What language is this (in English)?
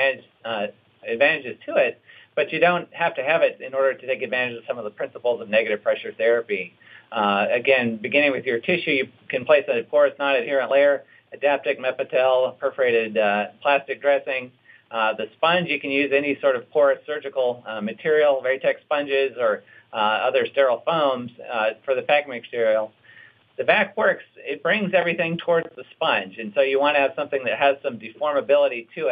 English